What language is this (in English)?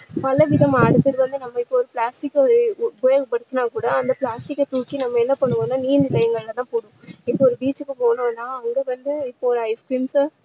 Tamil